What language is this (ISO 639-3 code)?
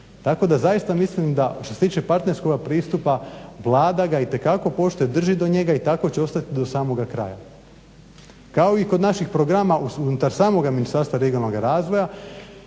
hrv